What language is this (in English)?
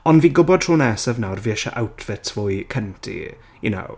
Welsh